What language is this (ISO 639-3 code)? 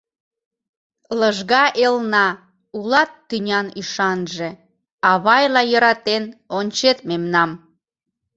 chm